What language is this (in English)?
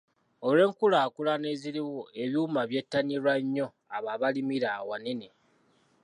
Ganda